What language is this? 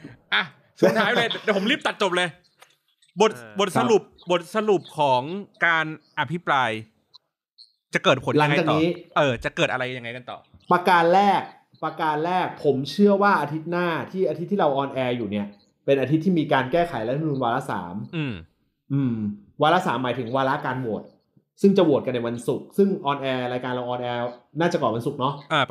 Thai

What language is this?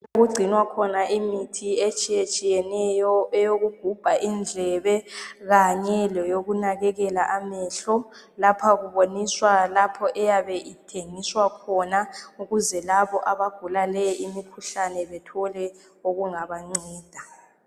North Ndebele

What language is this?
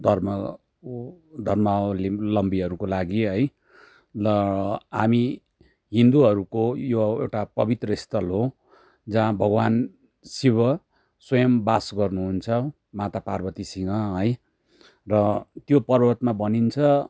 Nepali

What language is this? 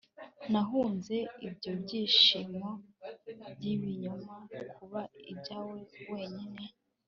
Kinyarwanda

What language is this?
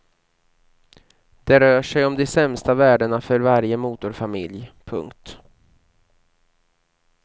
Swedish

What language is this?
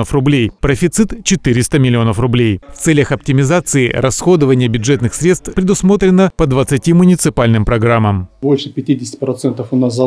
Russian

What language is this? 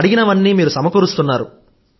Telugu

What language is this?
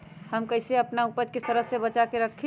Magahi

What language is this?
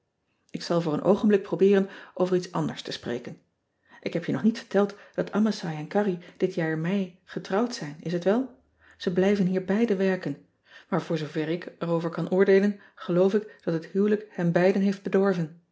Dutch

